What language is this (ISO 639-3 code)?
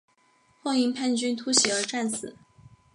zho